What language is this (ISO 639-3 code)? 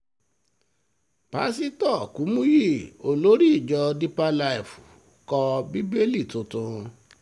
yor